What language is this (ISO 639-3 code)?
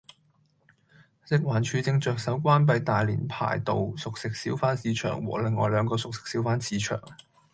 yue